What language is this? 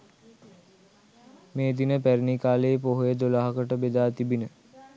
Sinhala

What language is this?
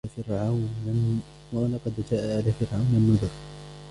Arabic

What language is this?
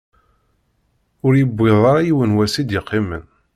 Kabyle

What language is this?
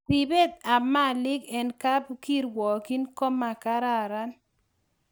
Kalenjin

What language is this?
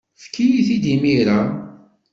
Kabyle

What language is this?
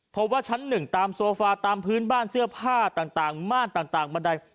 Thai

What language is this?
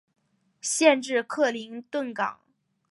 Chinese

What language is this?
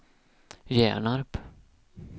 Swedish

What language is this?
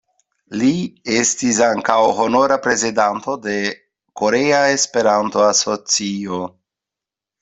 Esperanto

